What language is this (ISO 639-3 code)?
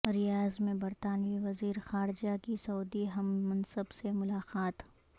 urd